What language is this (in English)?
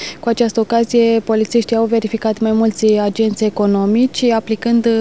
Romanian